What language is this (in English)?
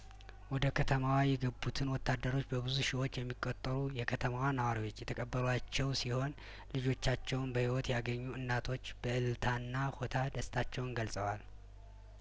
Amharic